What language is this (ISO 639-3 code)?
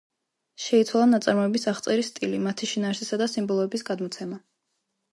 kat